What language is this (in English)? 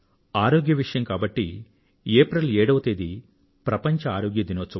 Telugu